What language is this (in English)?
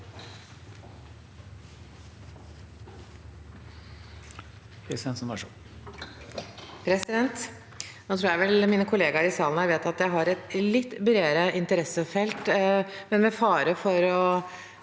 Norwegian